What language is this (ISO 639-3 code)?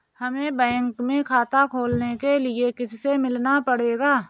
hin